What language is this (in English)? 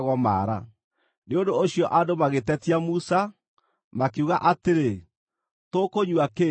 Kikuyu